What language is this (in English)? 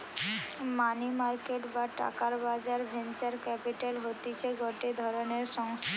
Bangla